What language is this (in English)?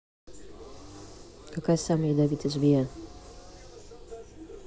Russian